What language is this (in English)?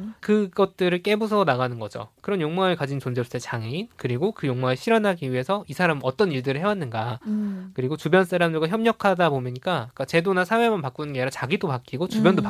Korean